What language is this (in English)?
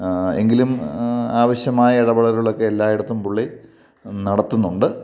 Malayalam